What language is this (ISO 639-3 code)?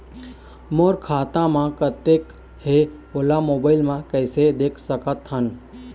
hne